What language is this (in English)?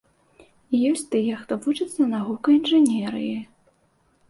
Belarusian